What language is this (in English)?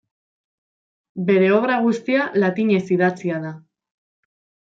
Basque